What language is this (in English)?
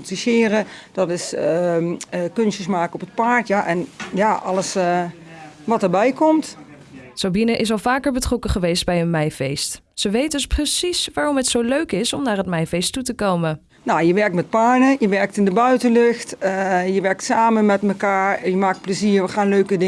Dutch